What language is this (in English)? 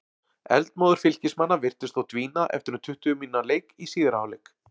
Icelandic